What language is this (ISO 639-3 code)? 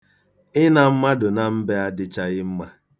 ibo